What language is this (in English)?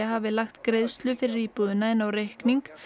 Icelandic